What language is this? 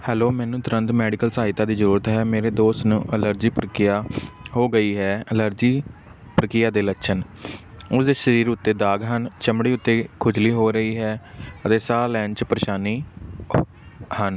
Punjabi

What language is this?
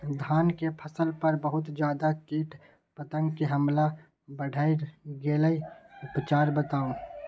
Maithili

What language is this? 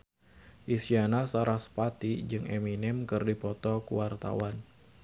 Sundanese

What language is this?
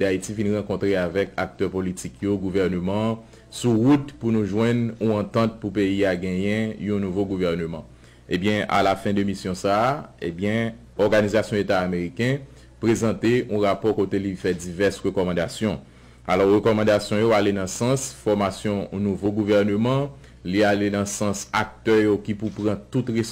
French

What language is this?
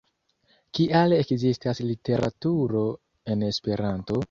Esperanto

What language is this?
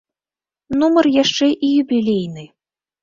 Belarusian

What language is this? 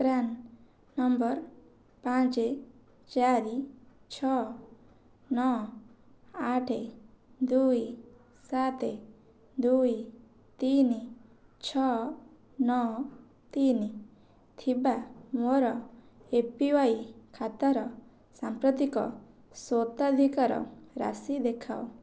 Odia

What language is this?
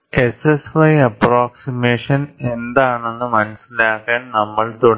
Malayalam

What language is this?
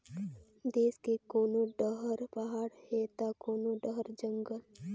Chhattisgarhi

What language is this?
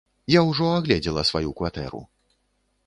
Belarusian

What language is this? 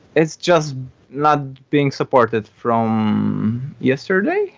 English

